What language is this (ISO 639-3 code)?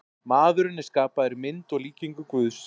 isl